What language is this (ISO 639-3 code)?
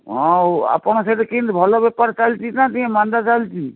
ori